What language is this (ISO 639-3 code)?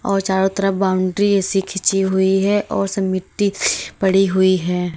hin